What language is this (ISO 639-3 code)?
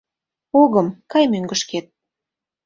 chm